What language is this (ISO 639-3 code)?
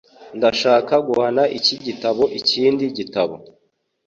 kin